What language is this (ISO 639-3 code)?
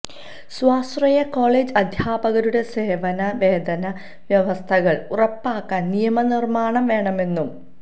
mal